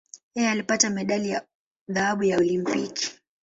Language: Swahili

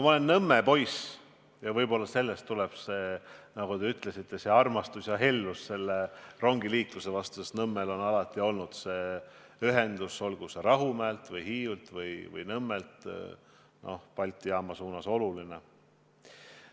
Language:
Estonian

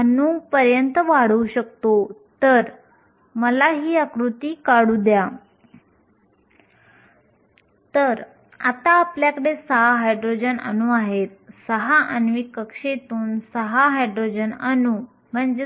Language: Marathi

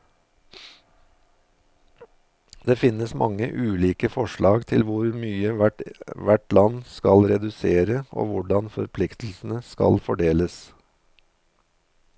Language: Norwegian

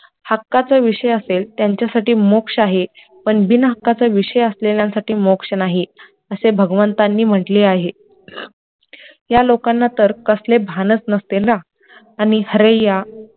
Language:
Marathi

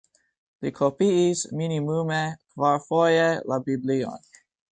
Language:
Esperanto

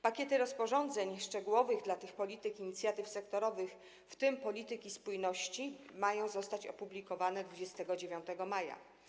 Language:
Polish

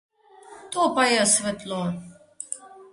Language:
Slovenian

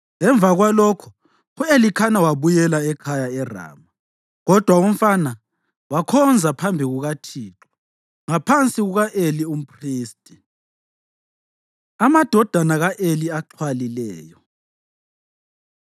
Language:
North Ndebele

